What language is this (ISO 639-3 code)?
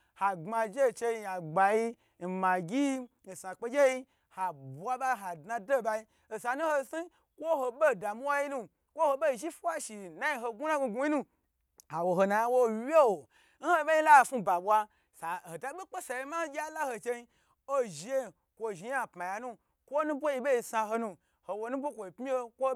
gbr